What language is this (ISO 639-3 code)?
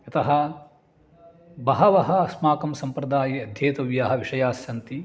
san